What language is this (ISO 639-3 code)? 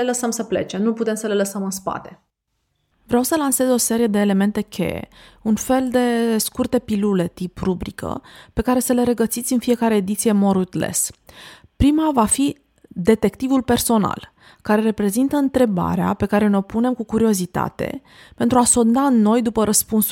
ron